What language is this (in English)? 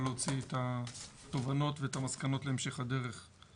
Hebrew